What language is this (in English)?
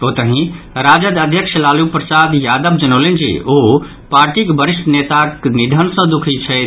Maithili